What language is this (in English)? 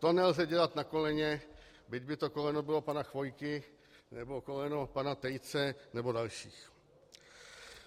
Czech